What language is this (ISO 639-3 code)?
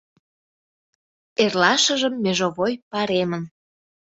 chm